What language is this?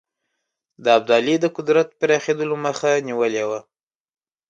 Pashto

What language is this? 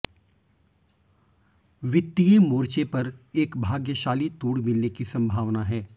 Hindi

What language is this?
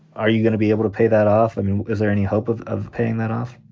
English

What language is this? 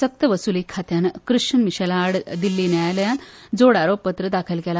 Konkani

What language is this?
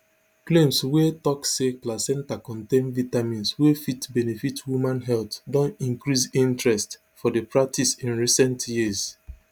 Nigerian Pidgin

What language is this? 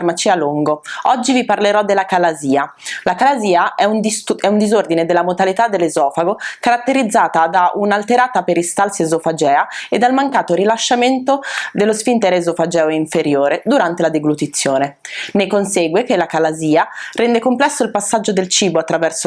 Italian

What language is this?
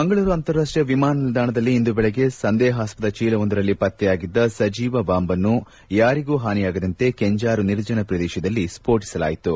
Kannada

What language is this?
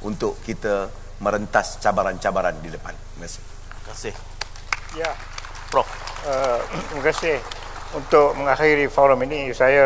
Malay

